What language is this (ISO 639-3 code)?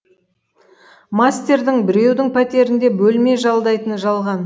kaz